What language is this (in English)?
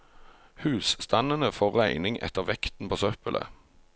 Norwegian